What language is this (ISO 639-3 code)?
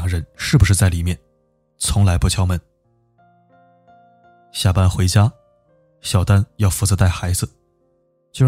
zho